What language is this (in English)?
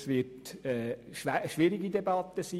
Swiss German